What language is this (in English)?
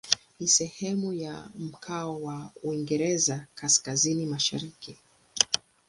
Swahili